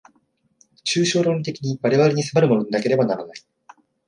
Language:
Japanese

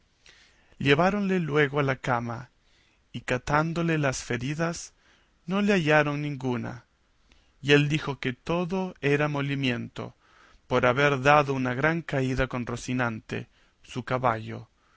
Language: Spanish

